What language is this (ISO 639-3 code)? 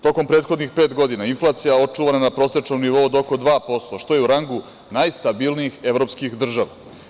srp